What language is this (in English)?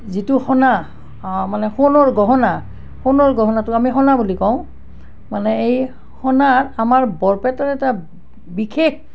Assamese